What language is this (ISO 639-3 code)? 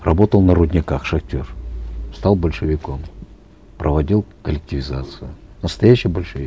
kaz